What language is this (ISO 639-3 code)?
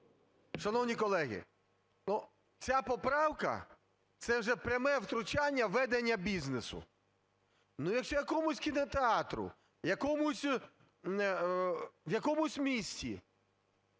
ukr